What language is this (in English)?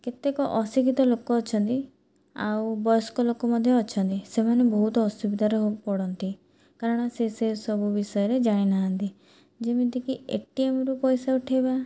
Odia